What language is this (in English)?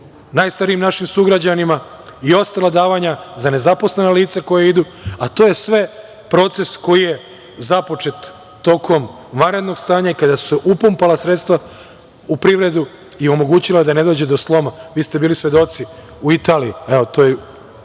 Serbian